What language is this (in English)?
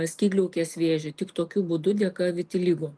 Lithuanian